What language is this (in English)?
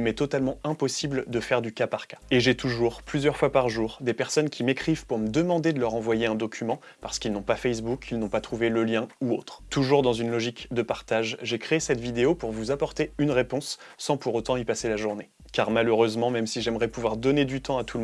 French